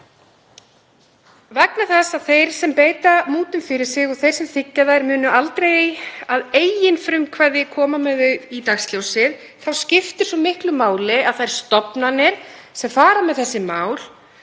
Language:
Icelandic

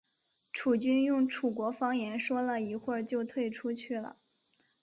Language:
Chinese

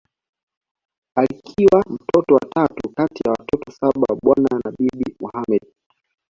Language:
Swahili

